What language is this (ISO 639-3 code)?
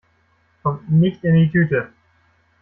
deu